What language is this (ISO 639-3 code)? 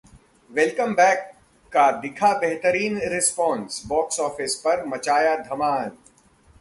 hin